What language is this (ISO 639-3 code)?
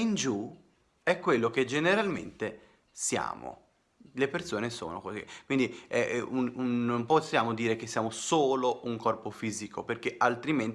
ita